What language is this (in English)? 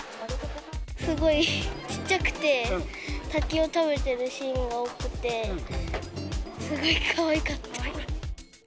Japanese